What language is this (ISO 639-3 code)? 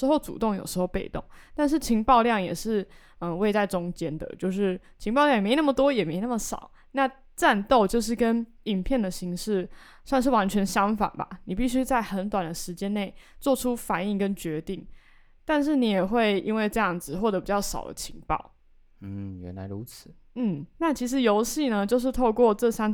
zho